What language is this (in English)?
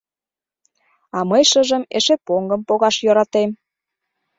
Mari